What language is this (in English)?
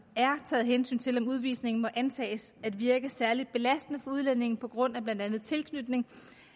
Danish